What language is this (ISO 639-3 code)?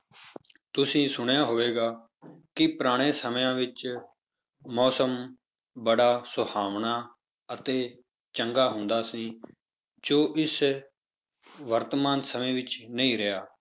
pan